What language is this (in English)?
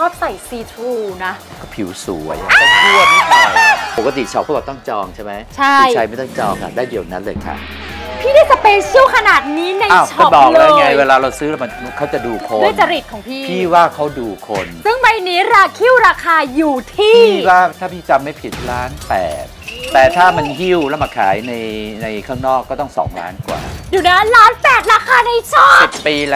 Thai